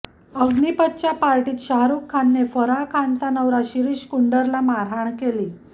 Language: Marathi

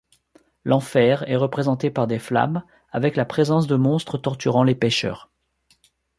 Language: French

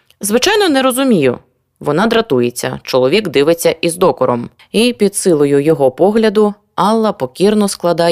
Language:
Ukrainian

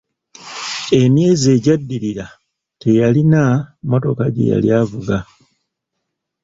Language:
Ganda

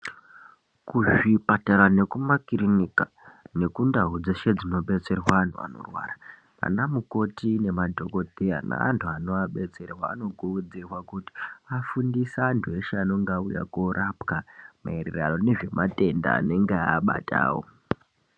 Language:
Ndau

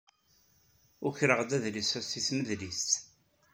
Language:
Kabyle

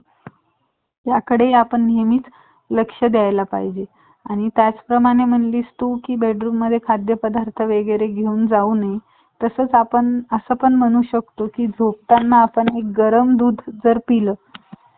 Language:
Marathi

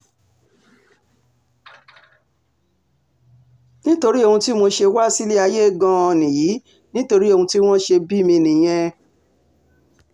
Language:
Yoruba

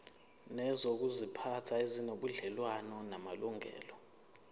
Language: Zulu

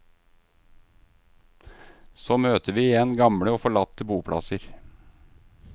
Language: Norwegian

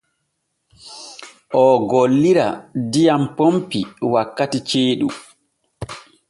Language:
Borgu Fulfulde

